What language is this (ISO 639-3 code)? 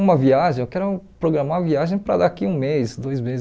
por